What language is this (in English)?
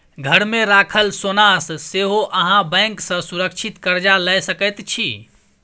Maithili